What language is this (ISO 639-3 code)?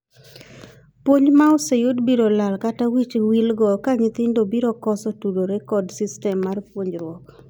luo